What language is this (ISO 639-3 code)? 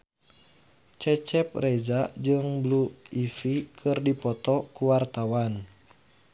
sun